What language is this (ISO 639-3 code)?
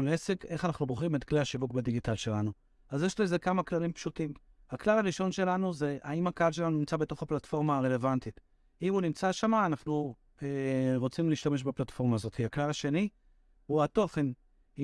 heb